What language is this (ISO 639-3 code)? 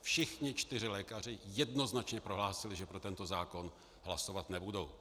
ces